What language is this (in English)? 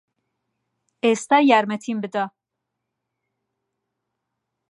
Central Kurdish